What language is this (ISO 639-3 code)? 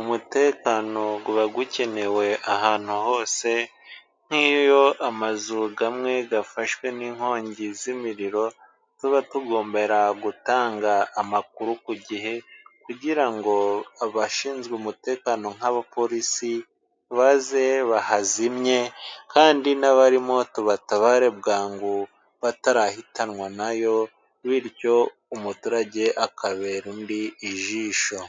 kin